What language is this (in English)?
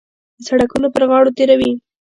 Pashto